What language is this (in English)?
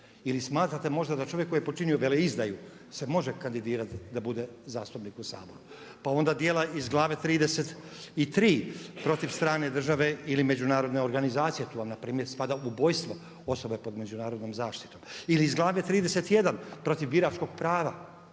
Croatian